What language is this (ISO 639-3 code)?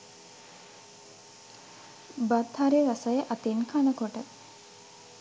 sin